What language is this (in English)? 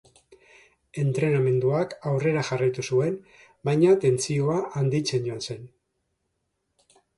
Basque